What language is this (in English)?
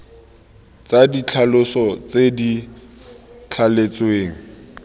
Tswana